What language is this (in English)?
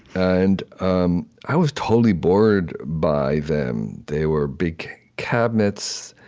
English